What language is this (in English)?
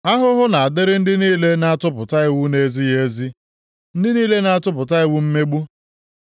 Igbo